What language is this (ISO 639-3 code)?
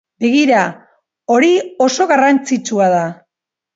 eus